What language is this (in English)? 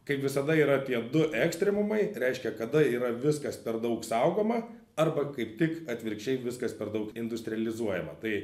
Lithuanian